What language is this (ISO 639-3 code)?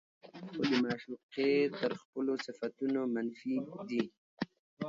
pus